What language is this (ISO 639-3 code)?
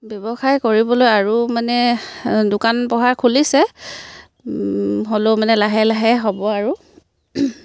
asm